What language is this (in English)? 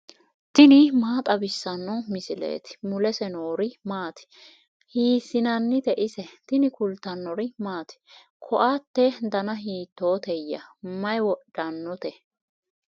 Sidamo